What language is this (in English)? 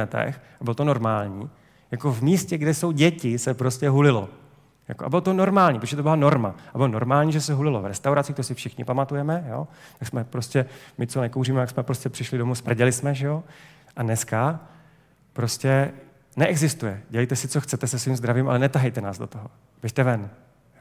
Czech